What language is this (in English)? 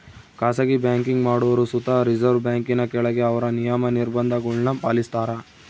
Kannada